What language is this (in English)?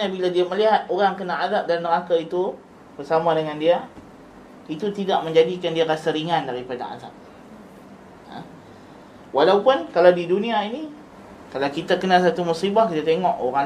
Malay